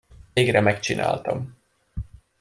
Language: Hungarian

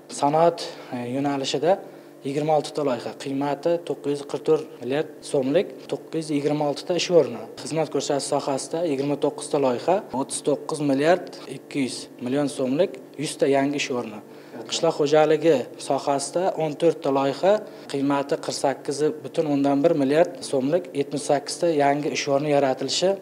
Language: Turkish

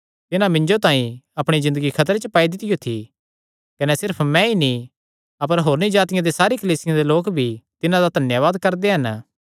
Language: Kangri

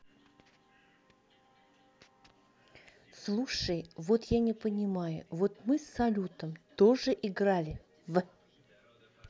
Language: Russian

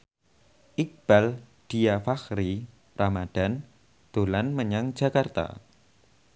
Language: Javanese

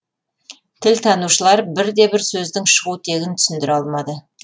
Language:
Kazakh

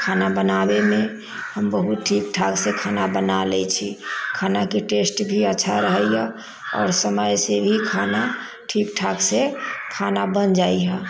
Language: Maithili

